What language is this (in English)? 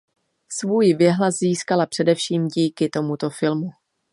Czech